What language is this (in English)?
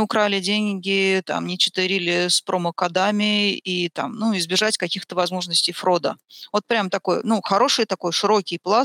Russian